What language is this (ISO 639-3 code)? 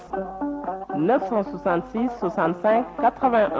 ful